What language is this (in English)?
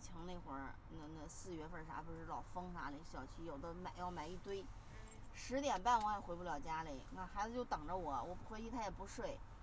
Chinese